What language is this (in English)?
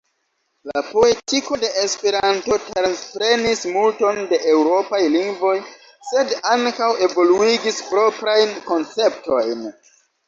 Esperanto